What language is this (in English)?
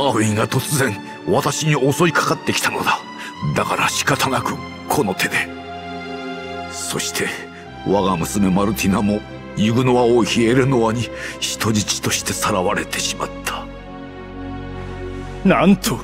Japanese